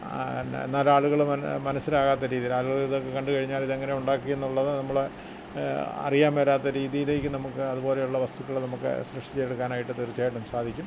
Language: Malayalam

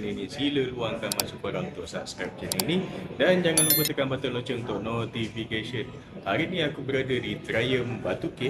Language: Malay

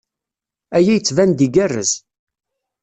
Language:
Kabyle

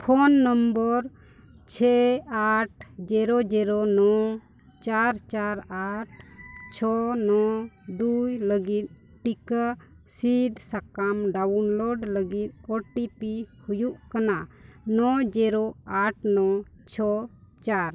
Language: Santali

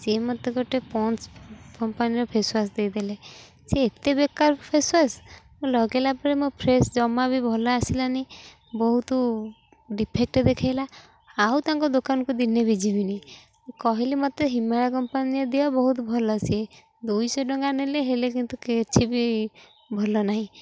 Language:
Odia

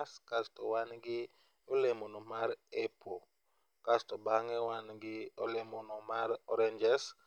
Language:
Luo (Kenya and Tanzania)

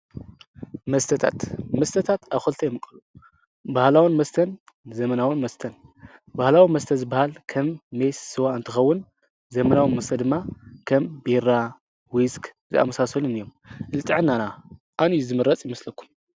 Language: Tigrinya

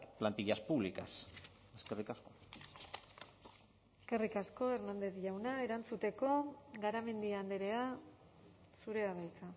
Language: Basque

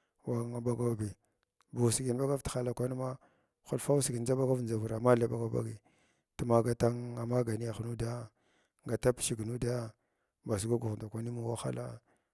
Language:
Glavda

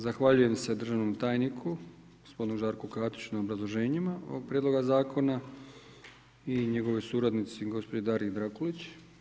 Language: Croatian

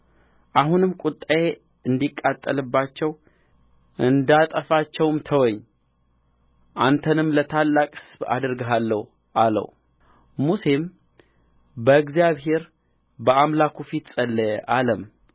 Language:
Amharic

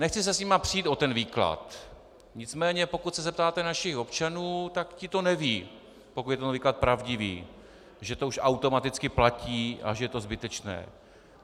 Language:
Czech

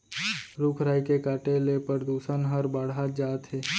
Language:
Chhattisgarhi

